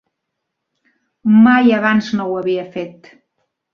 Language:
Catalan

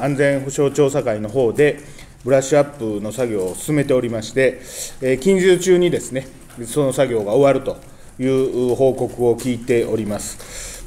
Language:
Japanese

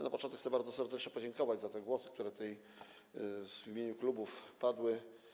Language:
Polish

